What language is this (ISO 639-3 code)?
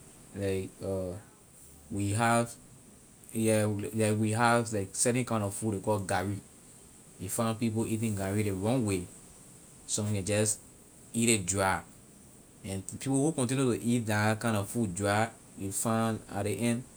lir